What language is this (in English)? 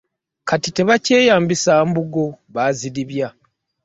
Ganda